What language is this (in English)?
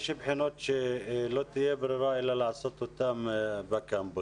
Hebrew